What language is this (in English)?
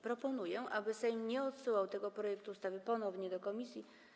Polish